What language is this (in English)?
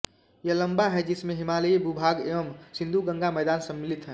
Hindi